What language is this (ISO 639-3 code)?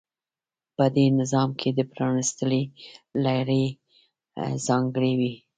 pus